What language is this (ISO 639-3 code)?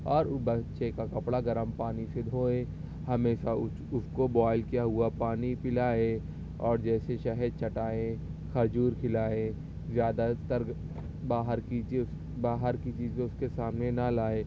urd